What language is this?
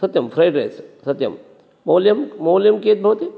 Sanskrit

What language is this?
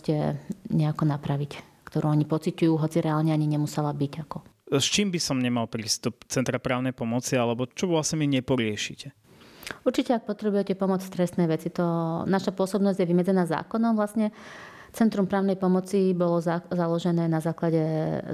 Slovak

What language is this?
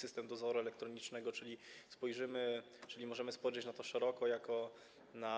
Polish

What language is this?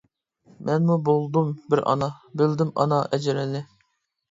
Uyghur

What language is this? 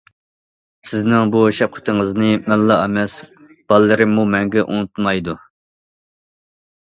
Uyghur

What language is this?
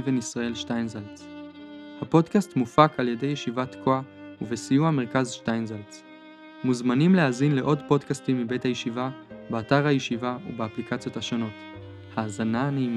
Hebrew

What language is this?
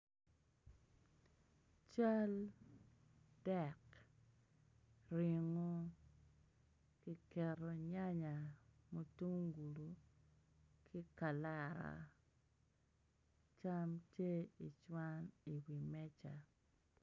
Acoli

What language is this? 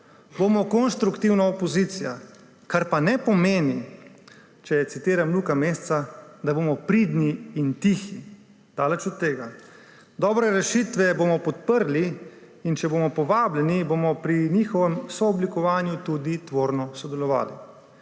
Slovenian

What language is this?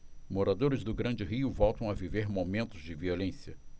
Portuguese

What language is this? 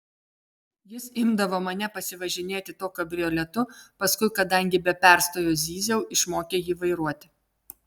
Lithuanian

